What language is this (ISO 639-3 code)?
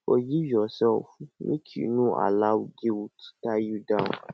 pcm